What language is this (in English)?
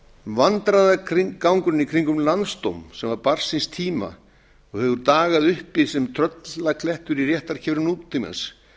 Icelandic